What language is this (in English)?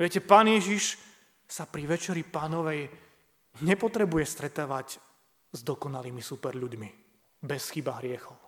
Slovak